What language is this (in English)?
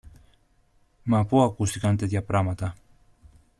Greek